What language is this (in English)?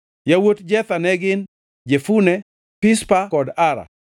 Luo (Kenya and Tanzania)